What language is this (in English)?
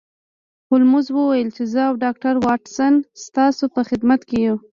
Pashto